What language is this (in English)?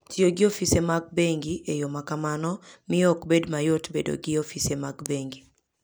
Luo (Kenya and Tanzania)